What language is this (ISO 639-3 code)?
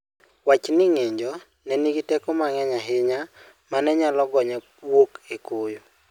luo